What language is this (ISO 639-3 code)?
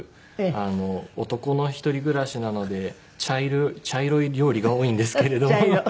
jpn